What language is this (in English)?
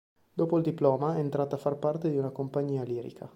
Italian